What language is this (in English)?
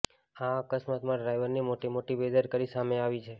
Gujarati